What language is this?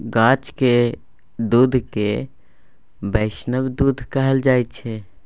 Maithili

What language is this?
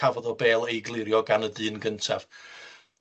Welsh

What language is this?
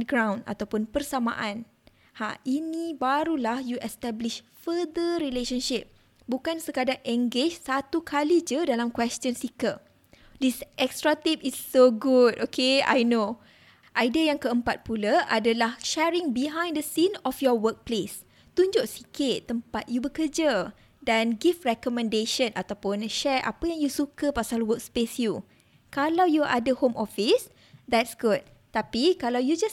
Malay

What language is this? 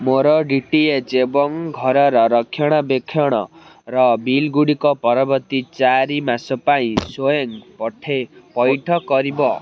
Odia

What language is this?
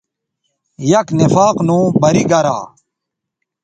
Bateri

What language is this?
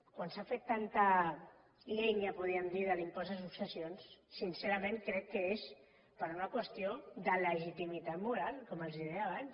Catalan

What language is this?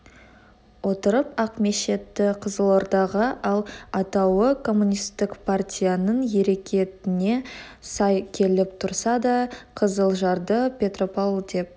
Kazakh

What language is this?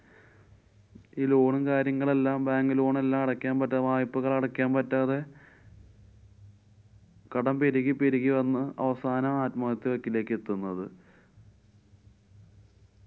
Malayalam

